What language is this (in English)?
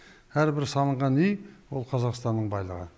Kazakh